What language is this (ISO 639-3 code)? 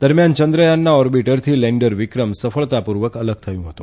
guj